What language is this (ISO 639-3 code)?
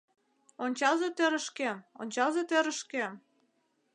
chm